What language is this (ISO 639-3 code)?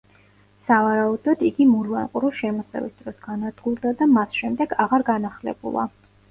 kat